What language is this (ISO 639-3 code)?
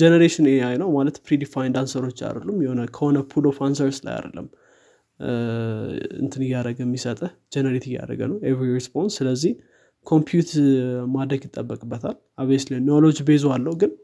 amh